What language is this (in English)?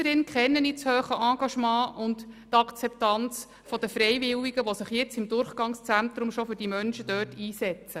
Swiss German